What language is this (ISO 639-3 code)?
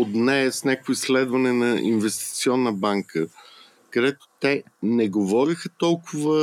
bul